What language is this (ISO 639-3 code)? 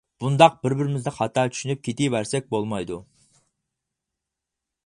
uig